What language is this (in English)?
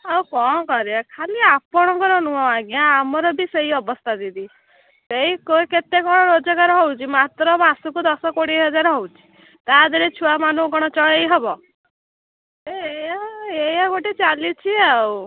Odia